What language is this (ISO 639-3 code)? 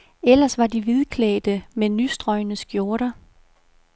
dan